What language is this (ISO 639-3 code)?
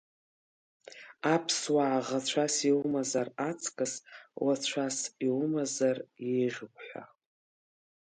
abk